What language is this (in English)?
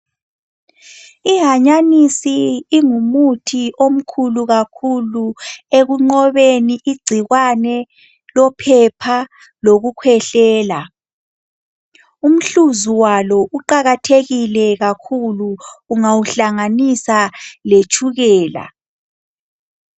North Ndebele